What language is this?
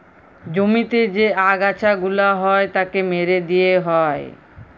Bangla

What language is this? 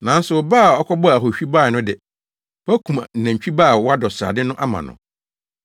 Akan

